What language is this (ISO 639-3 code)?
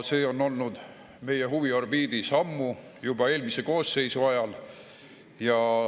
est